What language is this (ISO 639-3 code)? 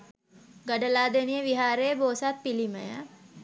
sin